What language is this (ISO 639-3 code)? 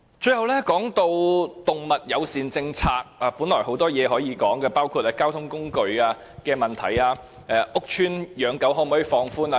yue